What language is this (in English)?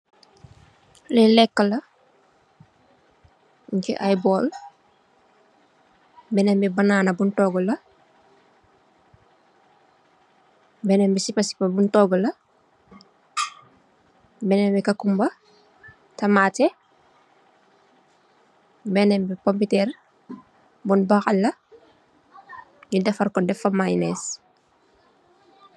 Wolof